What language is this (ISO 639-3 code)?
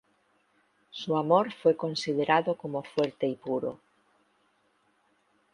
spa